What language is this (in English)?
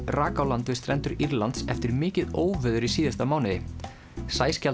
Icelandic